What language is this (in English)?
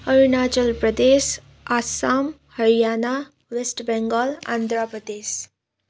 Nepali